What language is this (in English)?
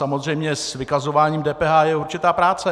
Czech